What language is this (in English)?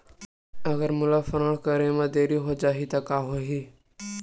Chhattisgarhi